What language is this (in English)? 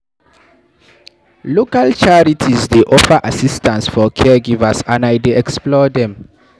Nigerian Pidgin